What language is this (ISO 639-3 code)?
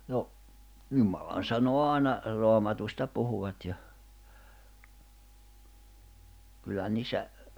fin